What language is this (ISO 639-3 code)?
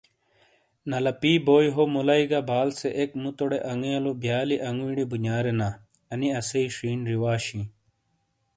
scl